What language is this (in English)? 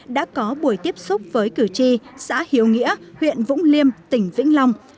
Vietnamese